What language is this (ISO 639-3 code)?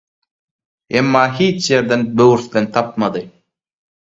tuk